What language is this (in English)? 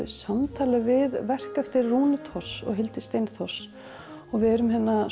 Icelandic